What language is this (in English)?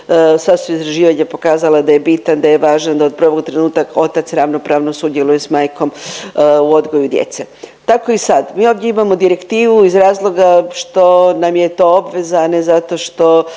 Croatian